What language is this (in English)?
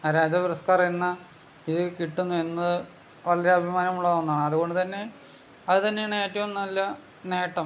Malayalam